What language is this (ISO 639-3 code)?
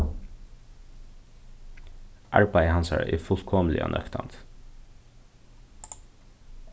fao